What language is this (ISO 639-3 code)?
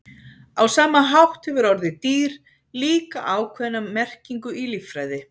isl